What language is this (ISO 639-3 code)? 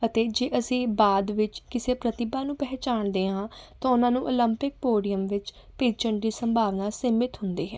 pan